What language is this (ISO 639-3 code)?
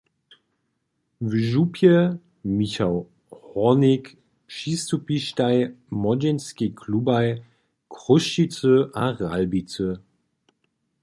hsb